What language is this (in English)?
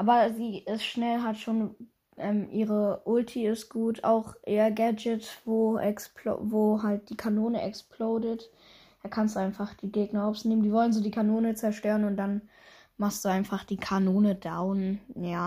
German